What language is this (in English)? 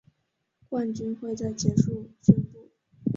Chinese